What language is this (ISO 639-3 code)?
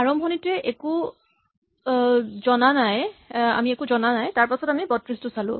asm